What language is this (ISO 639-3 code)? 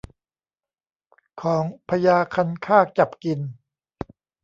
tha